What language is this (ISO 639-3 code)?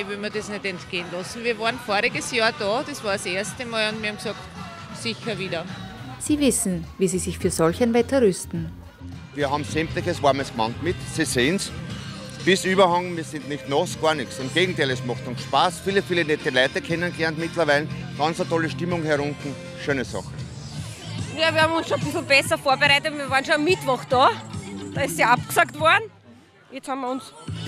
deu